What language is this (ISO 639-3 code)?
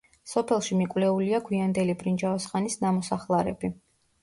kat